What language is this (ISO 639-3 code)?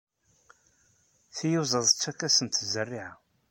kab